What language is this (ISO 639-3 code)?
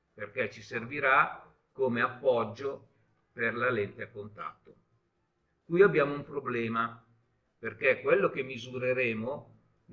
ita